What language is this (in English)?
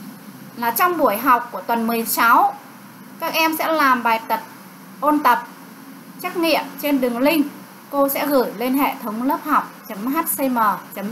Vietnamese